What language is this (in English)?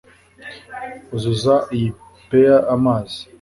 Kinyarwanda